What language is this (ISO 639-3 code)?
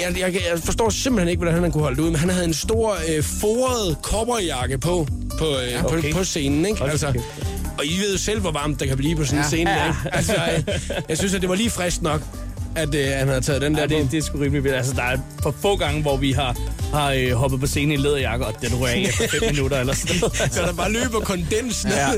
dan